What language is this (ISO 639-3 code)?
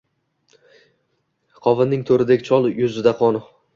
uzb